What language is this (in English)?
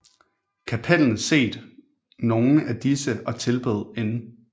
Danish